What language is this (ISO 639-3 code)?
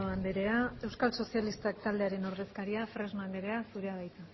eus